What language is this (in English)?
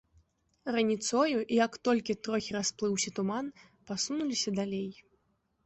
Belarusian